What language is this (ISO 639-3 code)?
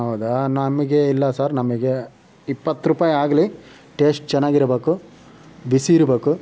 kan